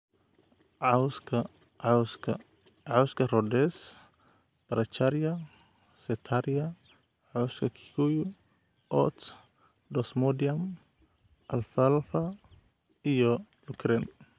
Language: Somali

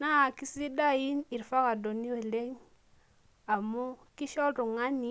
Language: Masai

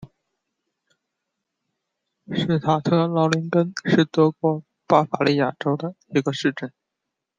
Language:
Chinese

